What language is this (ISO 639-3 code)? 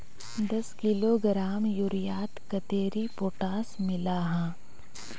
mag